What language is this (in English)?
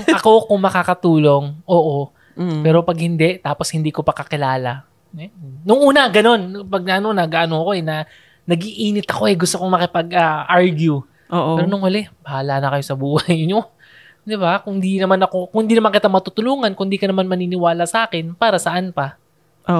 Filipino